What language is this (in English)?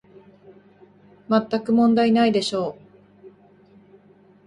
Japanese